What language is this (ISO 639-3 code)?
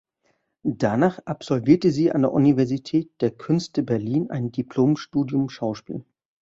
deu